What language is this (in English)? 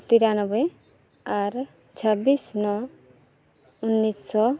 Santali